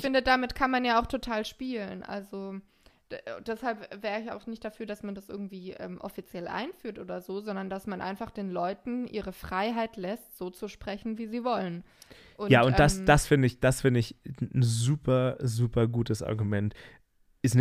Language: German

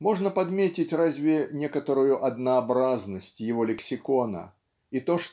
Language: Russian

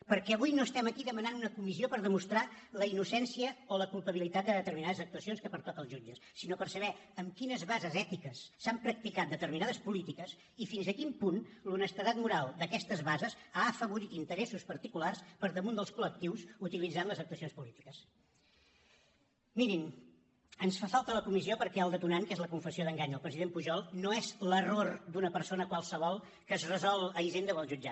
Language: Catalan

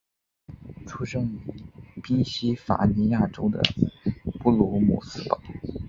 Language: Chinese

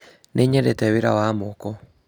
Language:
Kikuyu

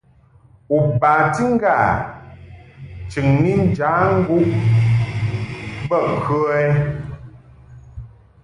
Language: Mungaka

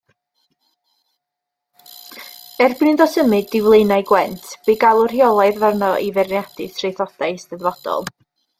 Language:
Welsh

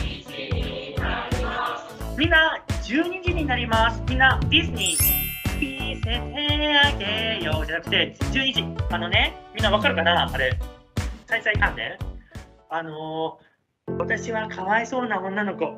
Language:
Japanese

